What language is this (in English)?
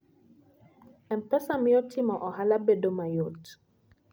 Luo (Kenya and Tanzania)